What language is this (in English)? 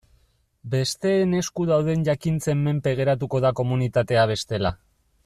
Basque